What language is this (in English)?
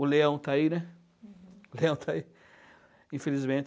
Portuguese